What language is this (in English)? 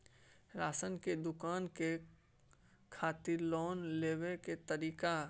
Maithili